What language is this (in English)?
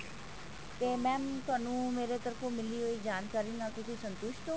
Punjabi